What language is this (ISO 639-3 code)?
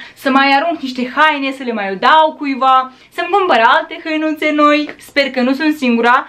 ron